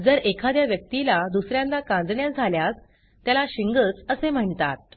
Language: Marathi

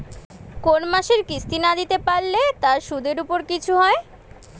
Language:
Bangla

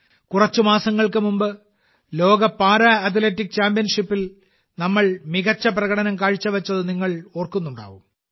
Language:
Malayalam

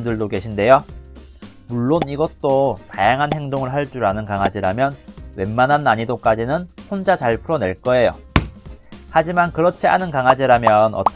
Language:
Korean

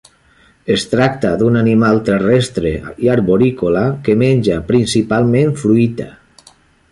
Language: Catalan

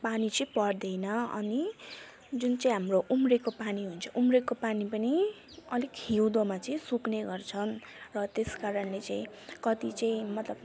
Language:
Nepali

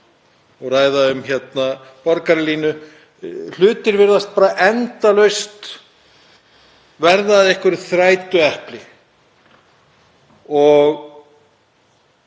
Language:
Icelandic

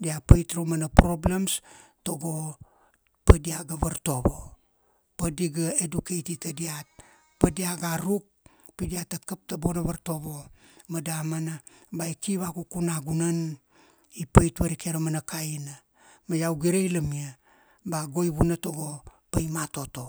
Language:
Kuanua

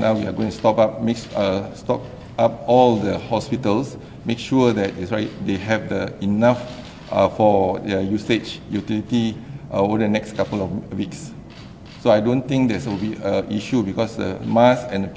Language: Malay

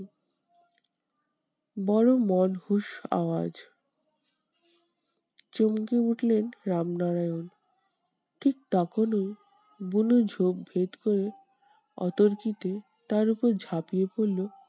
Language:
Bangla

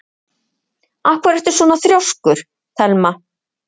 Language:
Icelandic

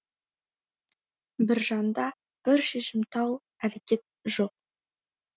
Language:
Kazakh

